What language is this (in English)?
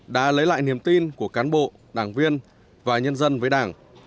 Vietnamese